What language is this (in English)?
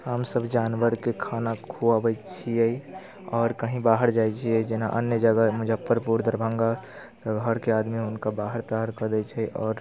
Maithili